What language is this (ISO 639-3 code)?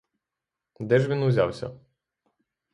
ukr